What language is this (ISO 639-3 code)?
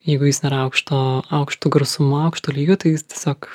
lit